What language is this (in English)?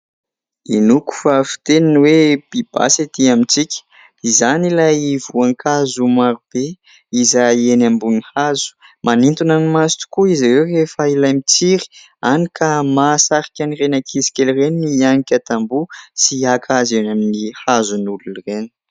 Malagasy